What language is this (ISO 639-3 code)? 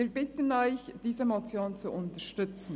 gsw